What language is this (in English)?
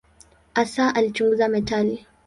Swahili